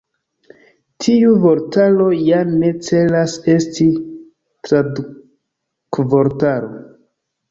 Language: Esperanto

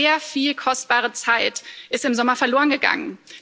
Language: German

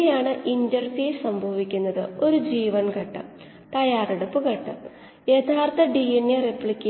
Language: Malayalam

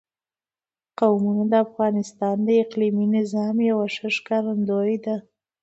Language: Pashto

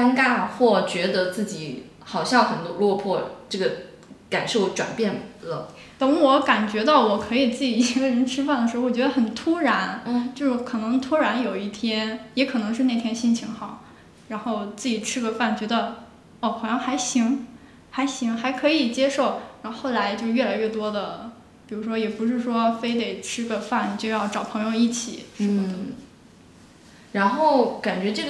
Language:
Chinese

